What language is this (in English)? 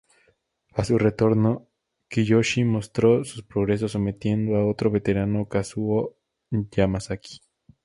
Spanish